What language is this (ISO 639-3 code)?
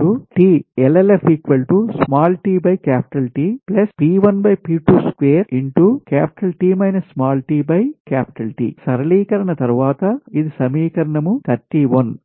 tel